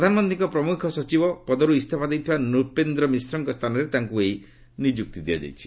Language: Odia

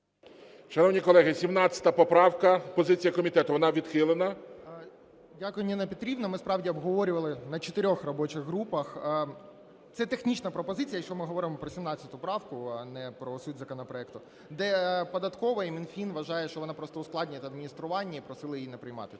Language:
Ukrainian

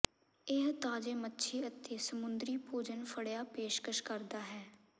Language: Punjabi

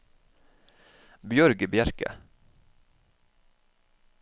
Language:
Norwegian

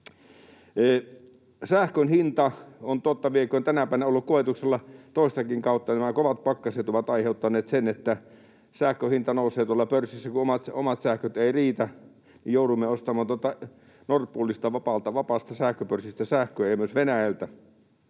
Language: Finnish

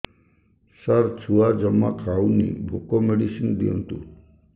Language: Odia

